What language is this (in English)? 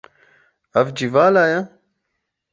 Kurdish